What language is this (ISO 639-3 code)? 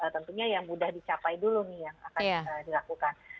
ind